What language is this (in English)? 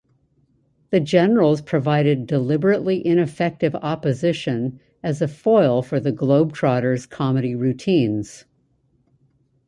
English